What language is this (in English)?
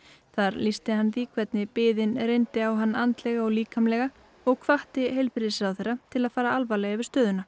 Icelandic